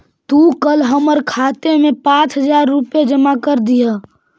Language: Magahi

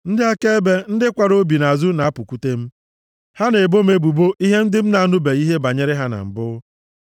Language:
Igbo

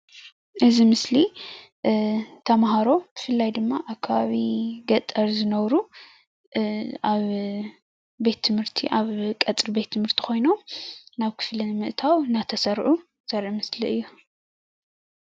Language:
Tigrinya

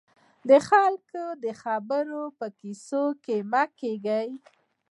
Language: Pashto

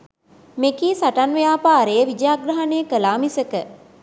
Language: Sinhala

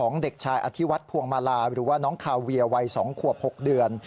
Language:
Thai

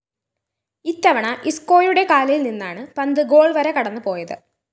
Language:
Malayalam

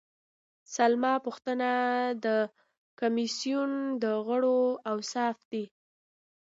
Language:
Pashto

